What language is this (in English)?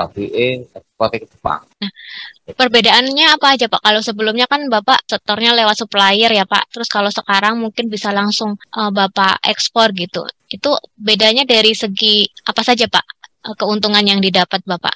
Indonesian